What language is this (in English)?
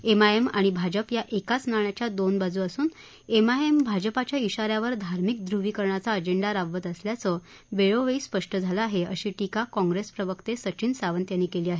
Marathi